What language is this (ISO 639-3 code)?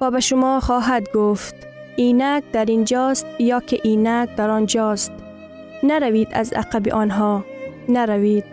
fas